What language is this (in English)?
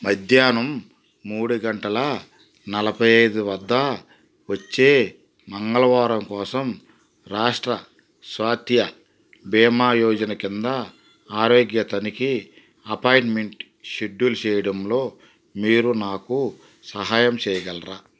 Telugu